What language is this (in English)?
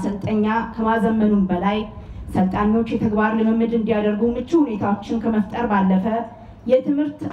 Romanian